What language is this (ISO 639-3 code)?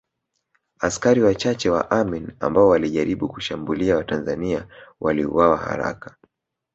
swa